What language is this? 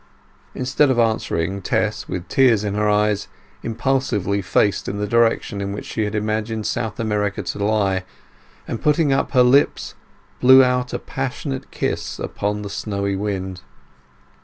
English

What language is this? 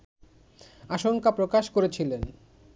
Bangla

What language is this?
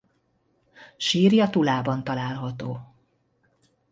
Hungarian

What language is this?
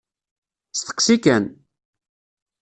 Kabyle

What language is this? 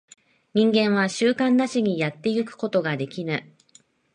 Japanese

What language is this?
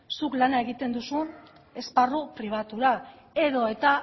Basque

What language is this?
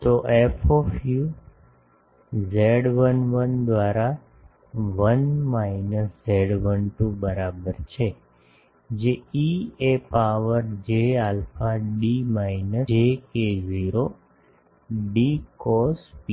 Gujarati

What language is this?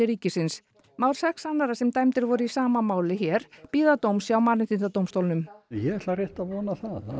Icelandic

